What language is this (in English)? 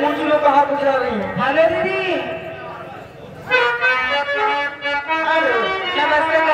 Arabic